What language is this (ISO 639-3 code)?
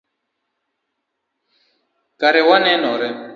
luo